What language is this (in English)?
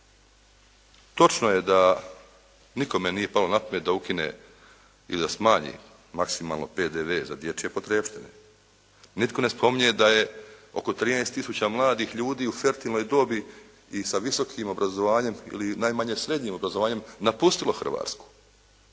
Croatian